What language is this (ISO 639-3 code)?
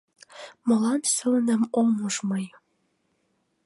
chm